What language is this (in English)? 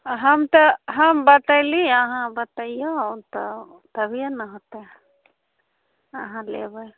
Maithili